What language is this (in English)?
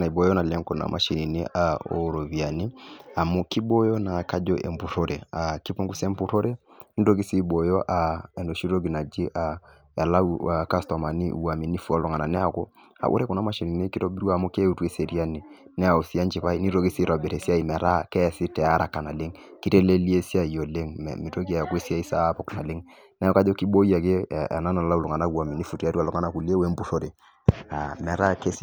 Masai